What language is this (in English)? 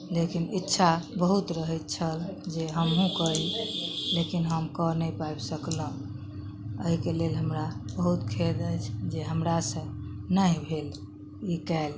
Maithili